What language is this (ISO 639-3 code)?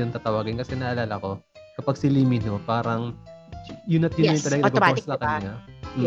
fil